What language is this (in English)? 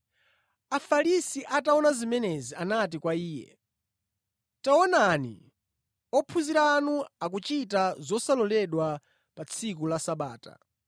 Nyanja